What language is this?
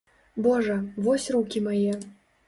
Belarusian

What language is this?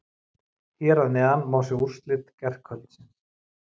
Icelandic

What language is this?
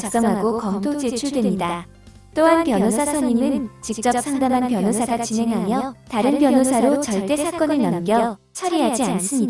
Korean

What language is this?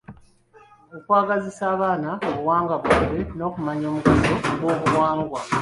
Ganda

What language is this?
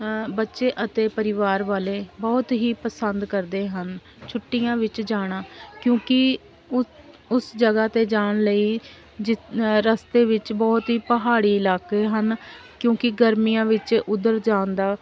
Punjabi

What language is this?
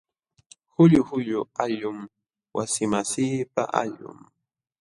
Jauja Wanca Quechua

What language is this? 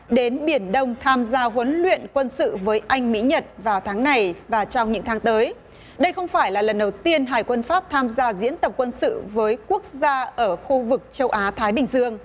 Vietnamese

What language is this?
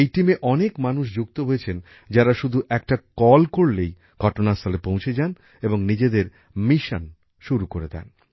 Bangla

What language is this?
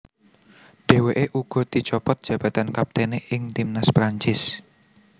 Javanese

